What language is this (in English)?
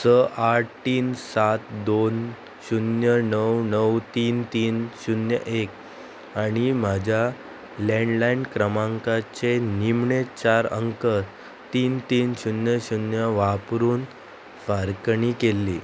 Konkani